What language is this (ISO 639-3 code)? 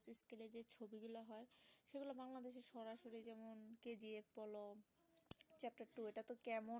ben